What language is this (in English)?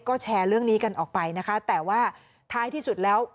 Thai